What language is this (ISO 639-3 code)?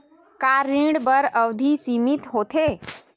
hne